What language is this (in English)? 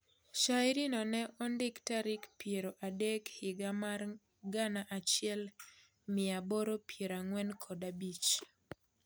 Luo (Kenya and Tanzania)